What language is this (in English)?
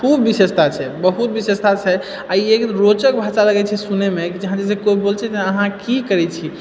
Maithili